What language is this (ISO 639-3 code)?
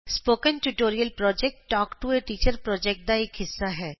pan